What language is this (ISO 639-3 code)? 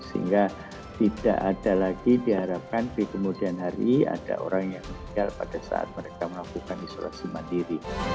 ind